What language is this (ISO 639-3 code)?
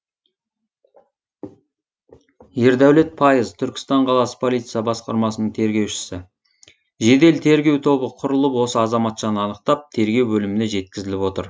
kaz